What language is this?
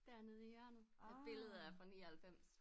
Danish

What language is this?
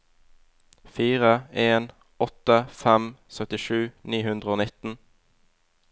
Norwegian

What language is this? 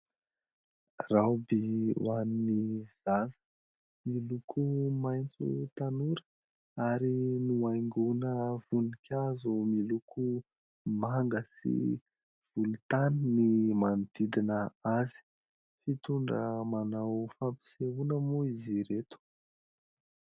Malagasy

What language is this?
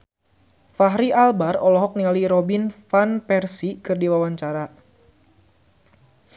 Sundanese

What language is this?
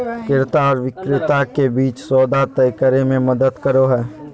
Magahi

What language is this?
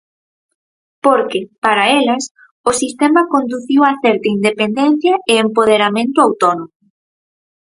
Galician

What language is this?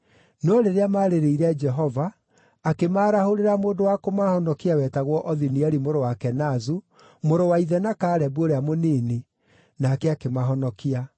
Kikuyu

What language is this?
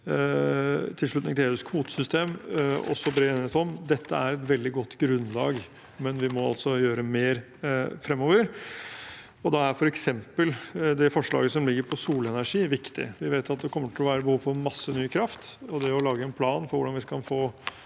Norwegian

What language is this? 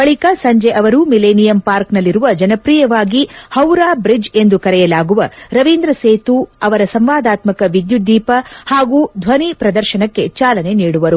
Kannada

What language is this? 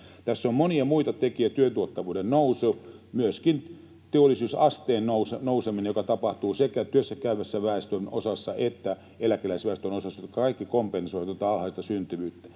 Finnish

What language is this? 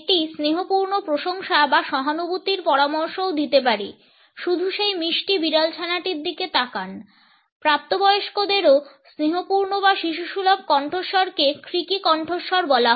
Bangla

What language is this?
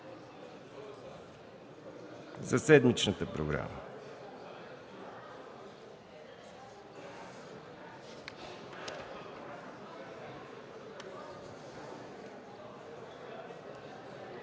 Bulgarian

